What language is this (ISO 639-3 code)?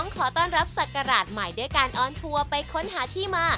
tha